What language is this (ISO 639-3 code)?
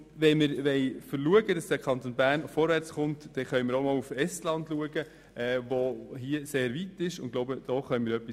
gsw